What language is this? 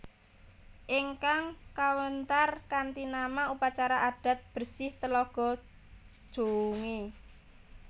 Javanese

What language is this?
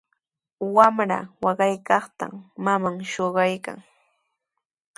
Sihuas Ancash Quechua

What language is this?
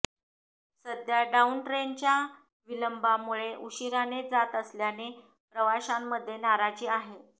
Marathi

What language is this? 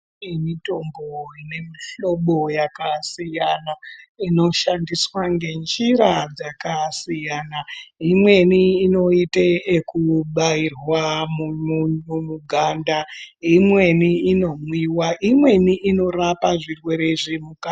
Ndau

